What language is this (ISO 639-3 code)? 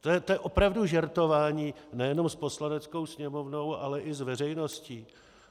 ces